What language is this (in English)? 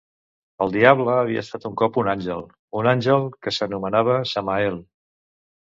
Catalan